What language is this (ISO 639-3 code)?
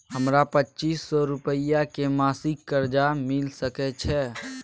mai